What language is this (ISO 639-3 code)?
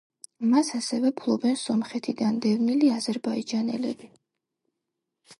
kat